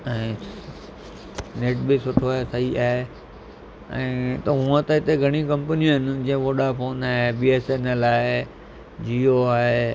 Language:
Sindhi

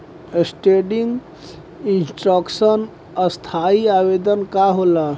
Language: Bhojpuri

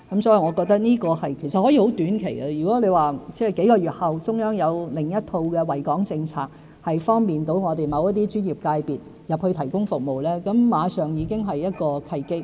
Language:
Cantonese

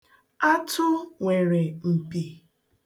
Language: Igbo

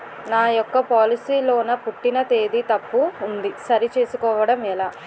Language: Telugu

